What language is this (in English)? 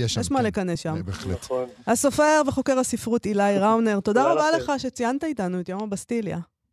Hebrew